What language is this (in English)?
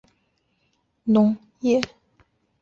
Chinese